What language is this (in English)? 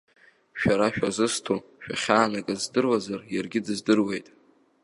Abkhazian